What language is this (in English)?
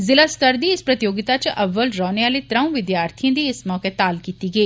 Dogri